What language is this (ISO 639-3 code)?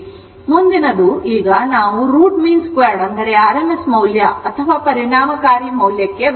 kan